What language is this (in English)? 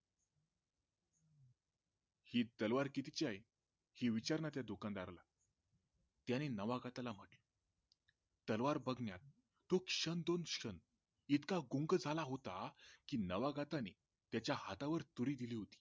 Marathi